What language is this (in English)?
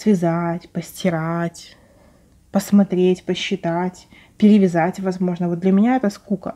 Russian